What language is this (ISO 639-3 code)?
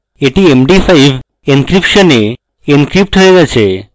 ben